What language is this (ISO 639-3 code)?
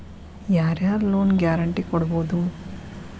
kan